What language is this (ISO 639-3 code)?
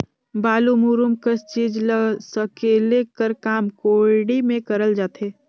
hne